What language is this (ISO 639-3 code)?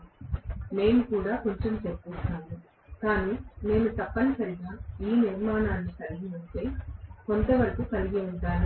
tel